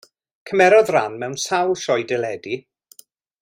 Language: Welsh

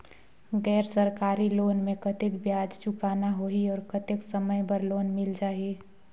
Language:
Chhattisgarhi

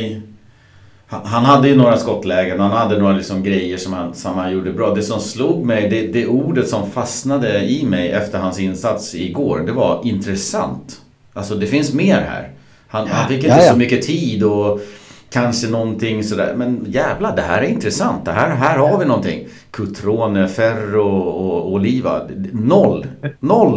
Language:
Swedish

